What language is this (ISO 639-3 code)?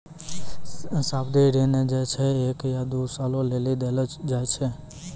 mai